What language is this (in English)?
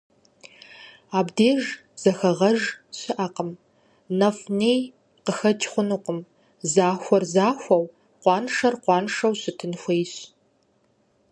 Kabardian